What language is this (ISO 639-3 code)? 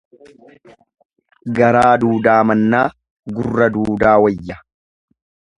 orm